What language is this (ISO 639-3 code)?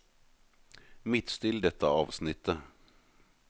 nor